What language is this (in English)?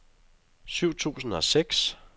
Danish